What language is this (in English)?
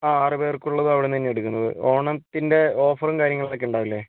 Malayalam